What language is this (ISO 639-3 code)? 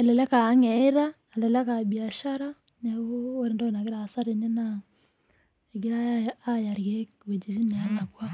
mas